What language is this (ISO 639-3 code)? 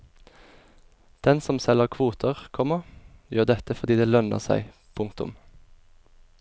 nor